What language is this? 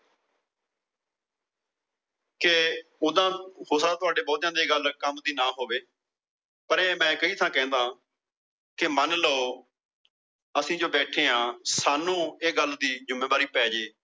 Punjabi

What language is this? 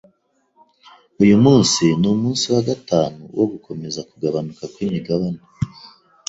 Kinyarwanda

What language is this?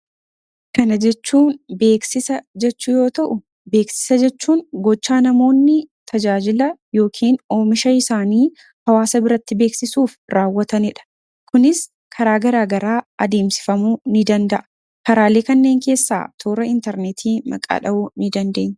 Oromo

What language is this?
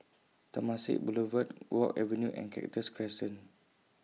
English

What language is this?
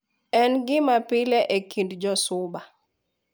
Luo (Kenya and Tanzania)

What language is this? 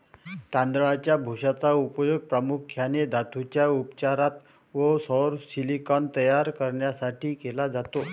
Marathi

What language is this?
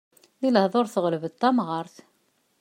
Kabyle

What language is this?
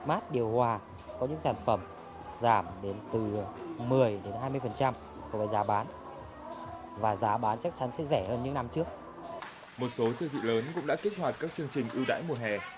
Vietnamese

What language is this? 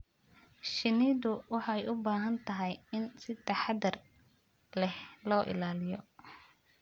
Somali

